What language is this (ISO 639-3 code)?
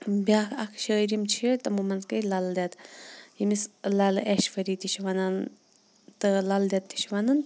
kas